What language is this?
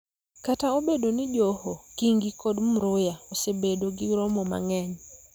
Luo (Kenya and Tanzania)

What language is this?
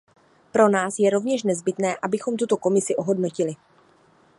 Czech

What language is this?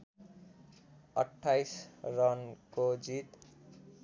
Nepali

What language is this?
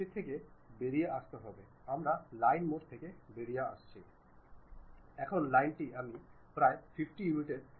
Bangla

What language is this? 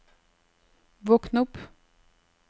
Norwegian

